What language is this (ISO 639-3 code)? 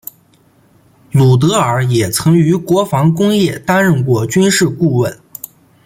zho